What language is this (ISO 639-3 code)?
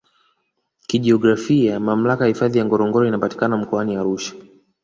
swa